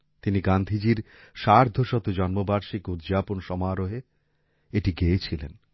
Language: Bangla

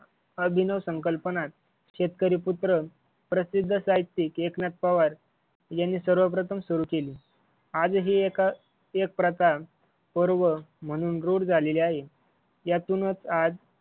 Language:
Marathi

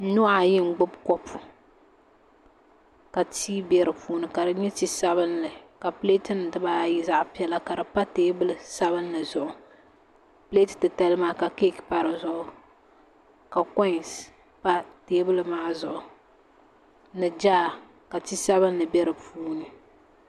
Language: Dagbani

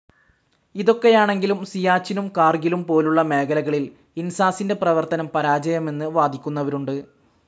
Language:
Malayalam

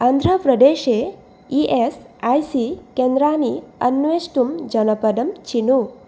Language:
Sanskrit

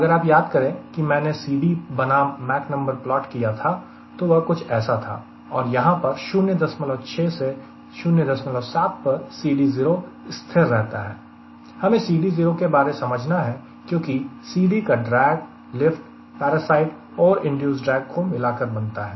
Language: Hindi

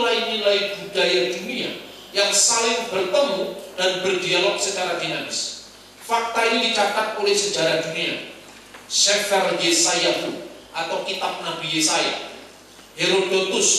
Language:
Indonesian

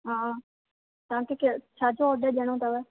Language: Sindhi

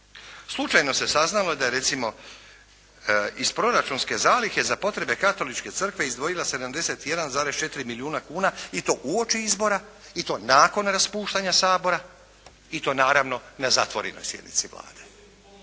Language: Croatian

